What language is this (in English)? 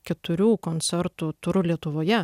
Lithuanian